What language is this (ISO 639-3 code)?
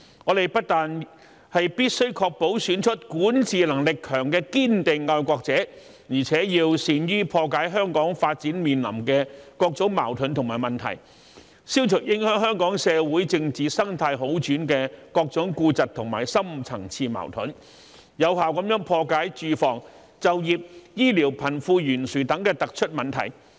yue